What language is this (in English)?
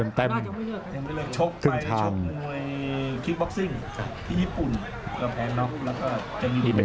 Thai